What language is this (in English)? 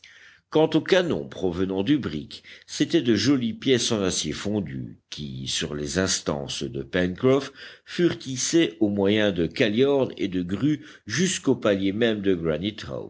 French